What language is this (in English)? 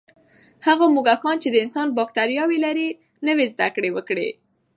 Pashto